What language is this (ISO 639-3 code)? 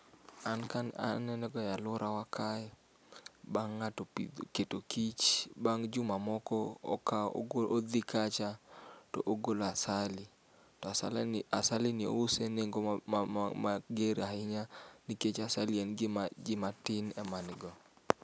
luo